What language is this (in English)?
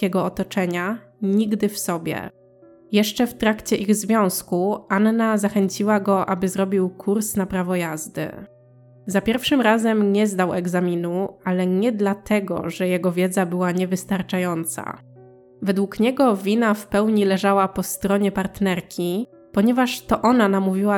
Polish